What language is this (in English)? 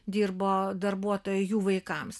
Lithuanian